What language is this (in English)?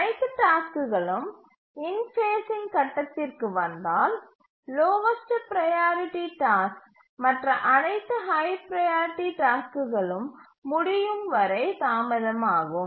Tamil